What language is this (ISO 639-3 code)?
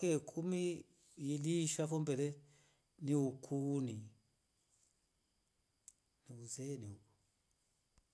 rof